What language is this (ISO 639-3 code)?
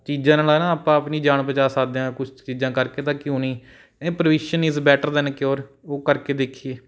pan